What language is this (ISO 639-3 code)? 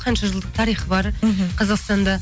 kaz